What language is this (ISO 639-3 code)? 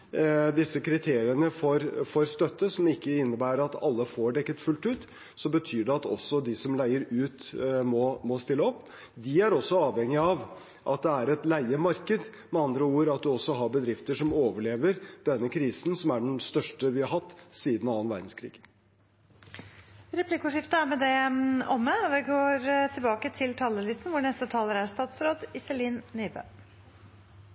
nob